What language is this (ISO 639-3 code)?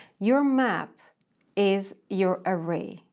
eng